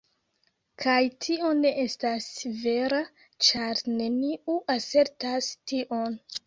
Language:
Esperanto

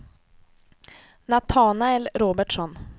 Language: Swedish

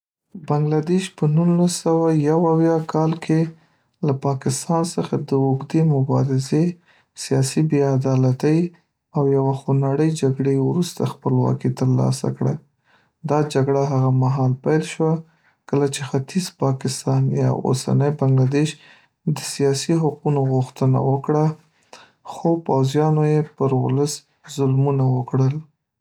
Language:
Pashto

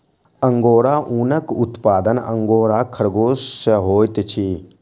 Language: Maithili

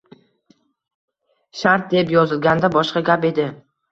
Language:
Uzbek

